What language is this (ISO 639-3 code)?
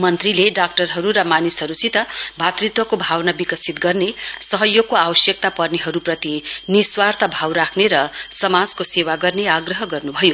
nep